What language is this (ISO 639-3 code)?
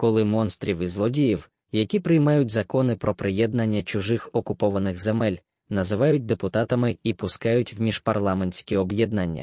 ukr